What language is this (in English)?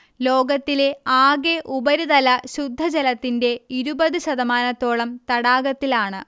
Malayalam